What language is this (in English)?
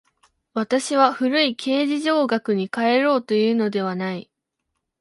Japanese